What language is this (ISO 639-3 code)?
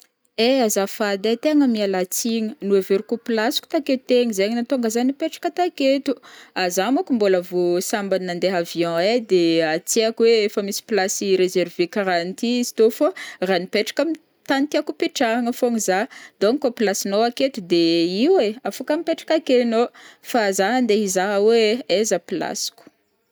bmm